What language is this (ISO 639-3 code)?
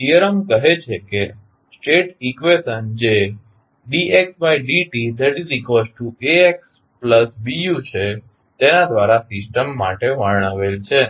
guj